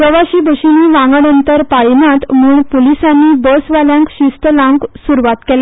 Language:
Konkani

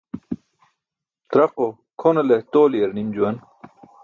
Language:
Burushaski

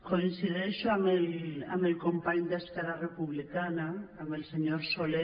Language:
Catalan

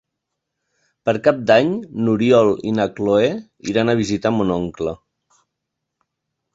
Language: Catalan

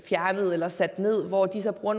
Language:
Danish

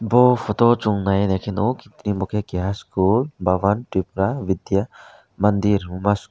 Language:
Kok Borok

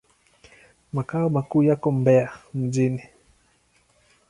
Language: Swahili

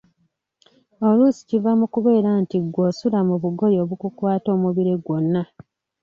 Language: Ganda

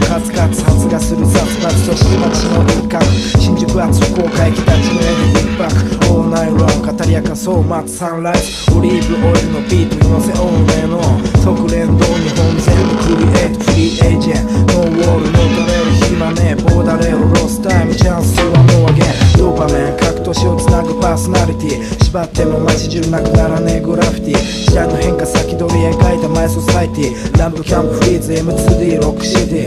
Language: Bulgarian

